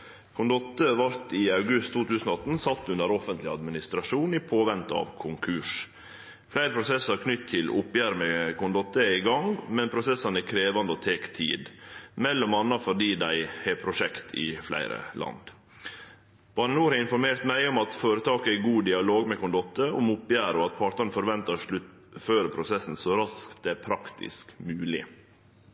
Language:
Norwegian Nynorsk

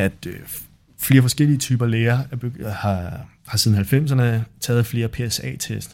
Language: Danish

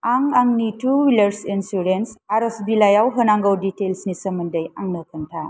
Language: Bodo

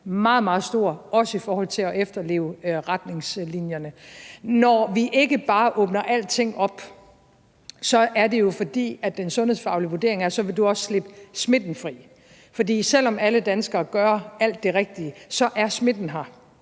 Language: Danish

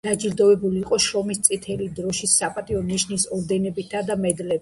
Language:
Georgian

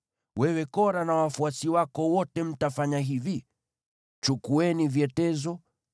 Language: Swahili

